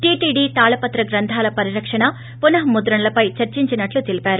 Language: Telugu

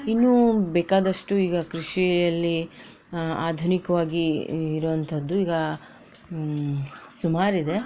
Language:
Kannada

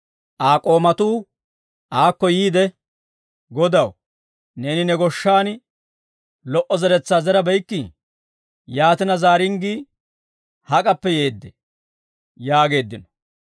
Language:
Dawro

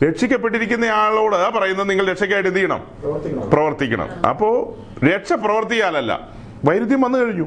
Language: Malayalam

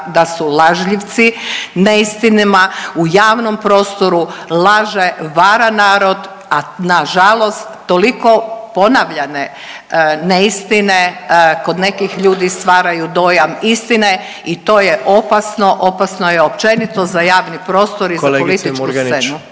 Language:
Croatian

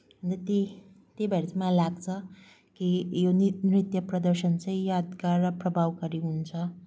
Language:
Nepali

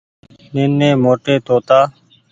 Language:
Goaria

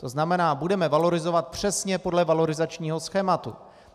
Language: Czech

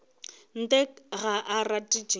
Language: Northern Sotho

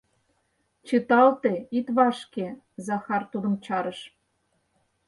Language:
Mari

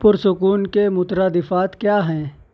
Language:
Urdu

